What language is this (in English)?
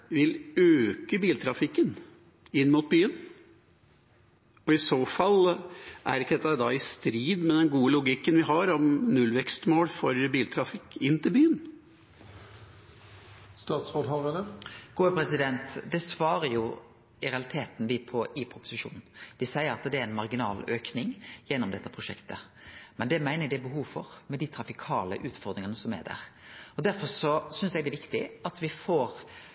Norwegian